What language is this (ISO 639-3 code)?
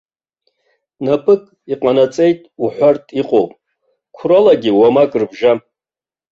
abk